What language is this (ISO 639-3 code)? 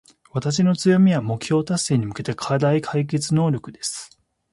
jpn